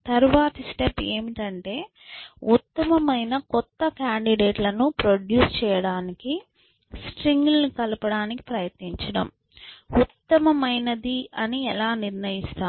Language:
Telugu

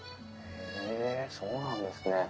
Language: Japanese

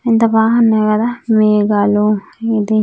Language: Telugu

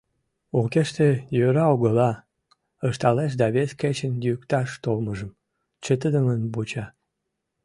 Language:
Mari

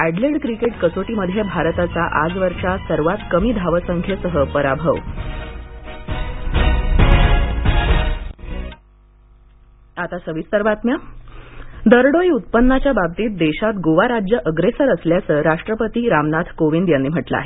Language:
Marathi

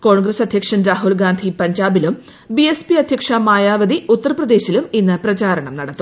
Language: Malayalam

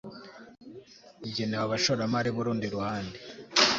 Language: Kinyarwanda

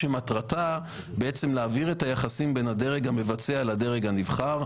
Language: Hebrew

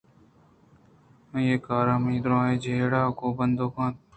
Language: Eastern Balochi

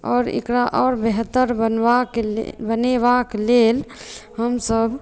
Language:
Maithili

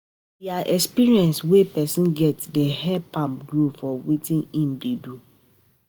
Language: Nigerian Pidgin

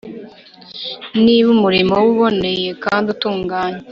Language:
Kinyarwanda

